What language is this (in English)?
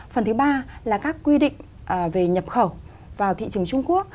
Vietnamese